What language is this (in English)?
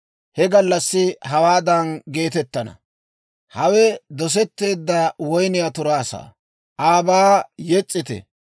Dawro